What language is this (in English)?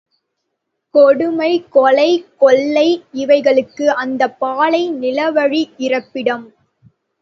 Tamil